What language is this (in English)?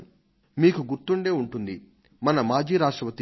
Telugu